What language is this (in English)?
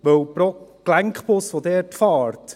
Swiss German